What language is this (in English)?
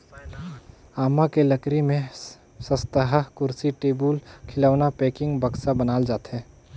Chhattisgarhi